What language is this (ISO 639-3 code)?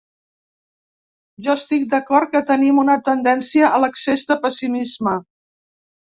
cat